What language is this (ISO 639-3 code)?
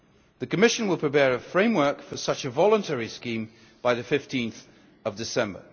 eng